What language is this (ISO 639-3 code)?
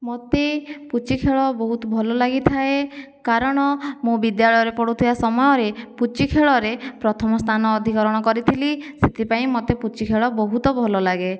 ori